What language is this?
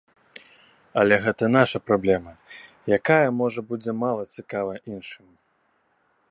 Belarusian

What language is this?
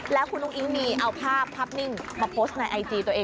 Thai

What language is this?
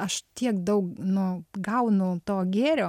Lithuanian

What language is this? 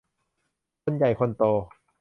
Thai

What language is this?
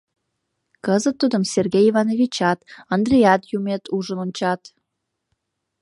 Mari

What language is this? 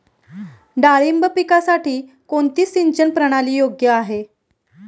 Marathi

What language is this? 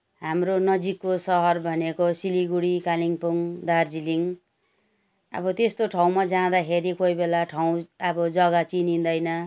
Nepali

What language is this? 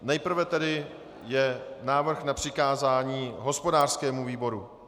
Czech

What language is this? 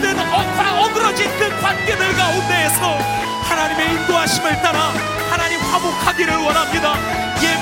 Korean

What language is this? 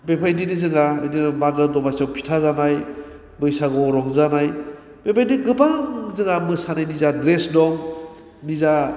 Bodo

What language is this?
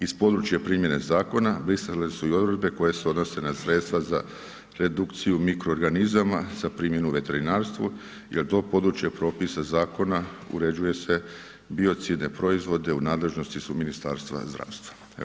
Croatian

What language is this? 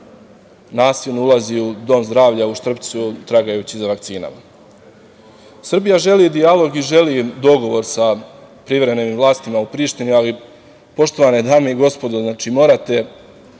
Serbian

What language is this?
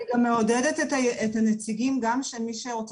Hebrew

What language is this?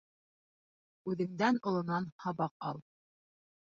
Bashkir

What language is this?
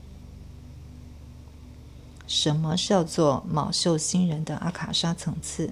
Chinese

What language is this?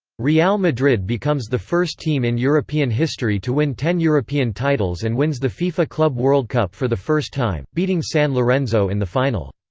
English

